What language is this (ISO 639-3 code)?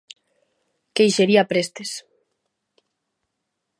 glg